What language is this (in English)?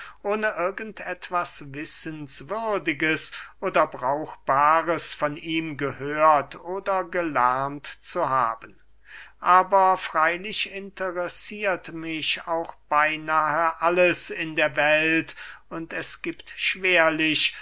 German